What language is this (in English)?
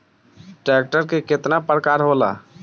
Bhojpuri